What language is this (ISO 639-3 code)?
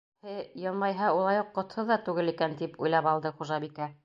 bak